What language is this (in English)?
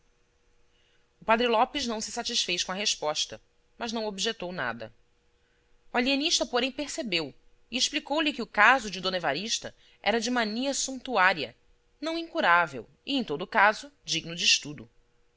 Portuguese